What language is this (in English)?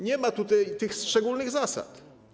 Polish